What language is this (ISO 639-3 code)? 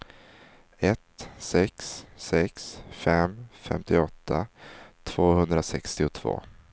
swe